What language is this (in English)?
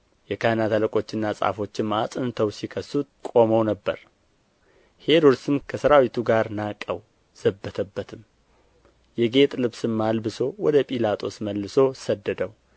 Amharic